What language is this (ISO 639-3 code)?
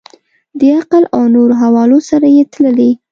pus